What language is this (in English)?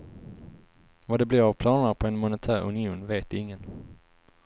Swedish